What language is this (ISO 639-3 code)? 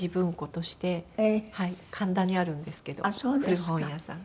jpn